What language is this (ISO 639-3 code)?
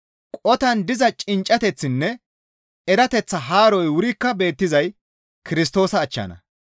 gmv